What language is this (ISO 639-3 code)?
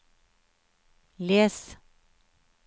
nor